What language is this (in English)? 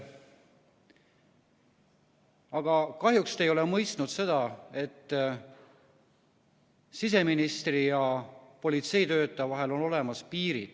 Estonian